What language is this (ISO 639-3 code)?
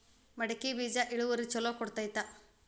kan